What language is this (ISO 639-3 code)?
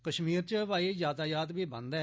doi